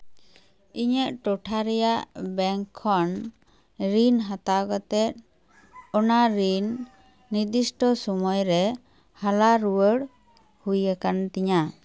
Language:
Santali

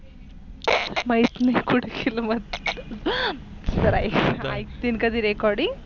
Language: Marathi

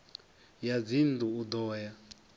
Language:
Venda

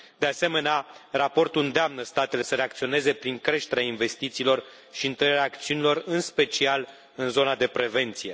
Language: Romanian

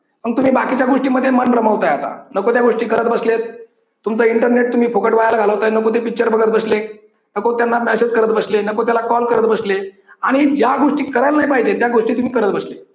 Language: Marathi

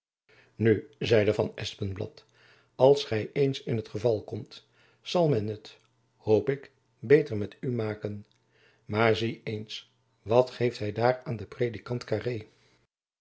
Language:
Dutch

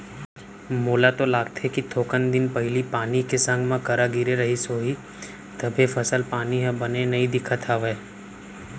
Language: Chhattisgarhi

